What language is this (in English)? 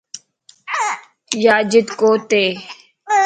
Lasi